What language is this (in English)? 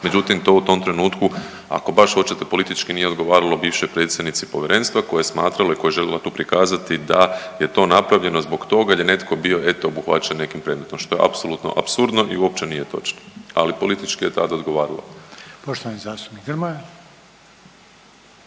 Croatian